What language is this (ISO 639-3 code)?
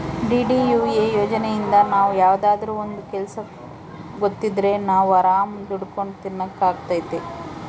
kan